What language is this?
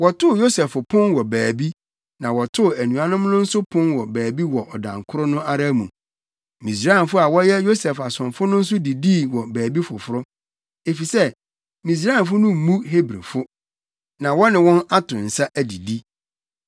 Akan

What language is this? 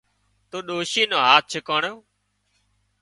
Wadiyara Koli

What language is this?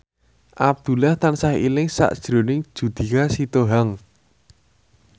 Javanese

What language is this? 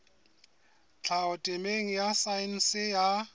Southern Sotho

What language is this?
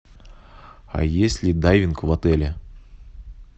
Russian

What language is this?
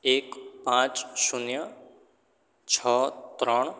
Gujarati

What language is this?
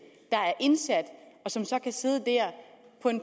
Danish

